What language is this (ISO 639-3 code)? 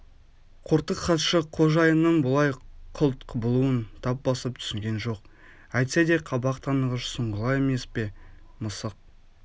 kaz